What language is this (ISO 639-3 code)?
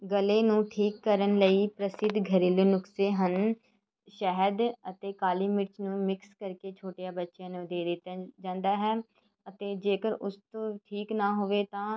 pan